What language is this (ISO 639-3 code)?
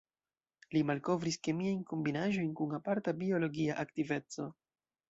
epo